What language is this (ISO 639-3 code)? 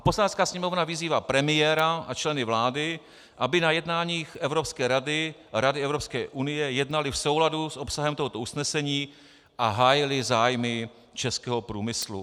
ces